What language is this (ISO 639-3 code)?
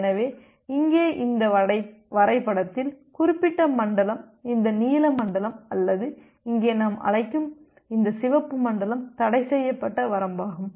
tam